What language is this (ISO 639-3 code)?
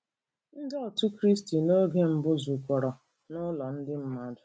ibo